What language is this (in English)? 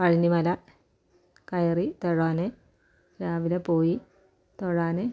Malayalam